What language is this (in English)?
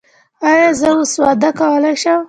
Pashto